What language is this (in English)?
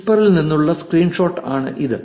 Malayalam